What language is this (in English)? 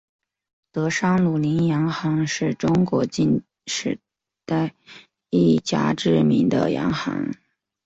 Chinese